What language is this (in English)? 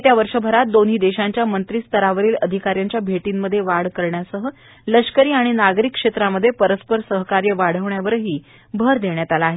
Marathi